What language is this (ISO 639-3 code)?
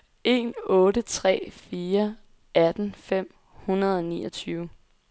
dan